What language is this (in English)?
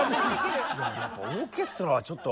Japanese